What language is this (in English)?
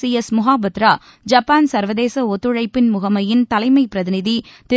Tamil